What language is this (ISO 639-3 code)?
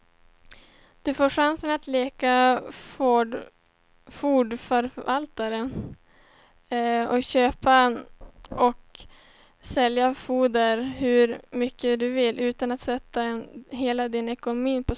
swe